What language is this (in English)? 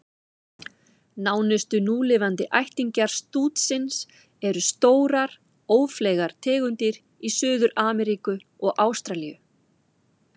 Icelandic